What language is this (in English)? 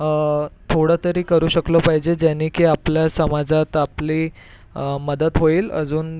Marathi